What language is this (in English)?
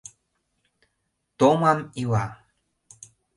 Mari